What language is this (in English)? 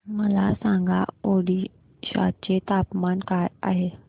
Marathi